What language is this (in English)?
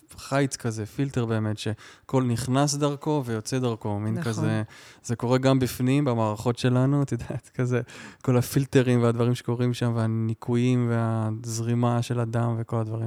Hebrew